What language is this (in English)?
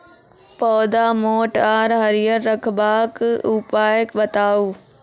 Maithili